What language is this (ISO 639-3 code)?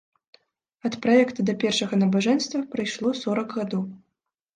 bel